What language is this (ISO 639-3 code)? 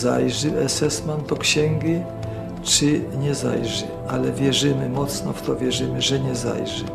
pol